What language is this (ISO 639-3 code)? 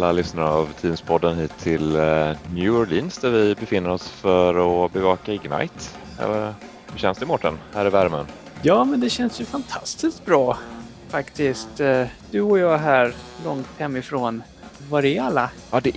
swe